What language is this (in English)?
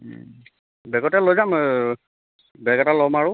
Assamese